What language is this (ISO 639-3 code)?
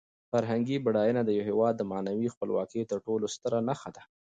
pus